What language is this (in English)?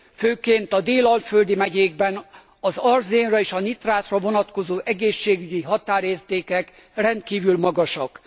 Hungarian